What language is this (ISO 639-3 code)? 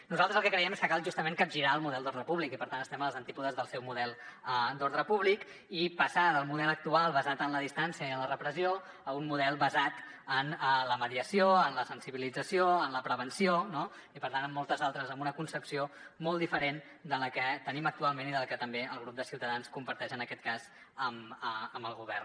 cat